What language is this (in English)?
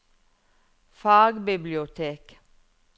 Norwegian